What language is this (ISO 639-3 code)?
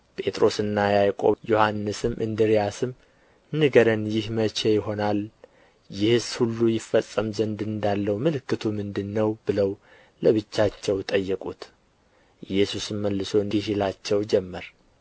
amh